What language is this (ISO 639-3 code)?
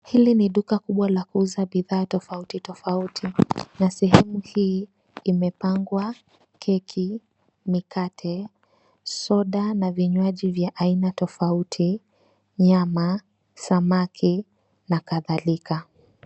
swa